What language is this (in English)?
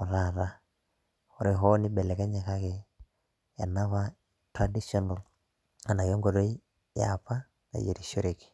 Masai